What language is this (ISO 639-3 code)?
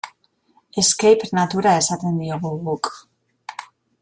eus